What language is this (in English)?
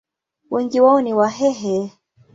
Swahili